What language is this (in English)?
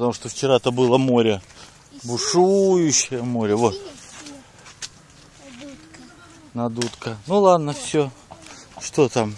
Russian